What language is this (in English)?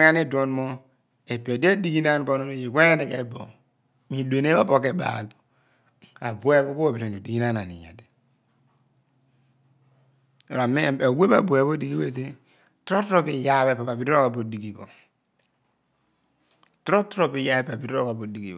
Abua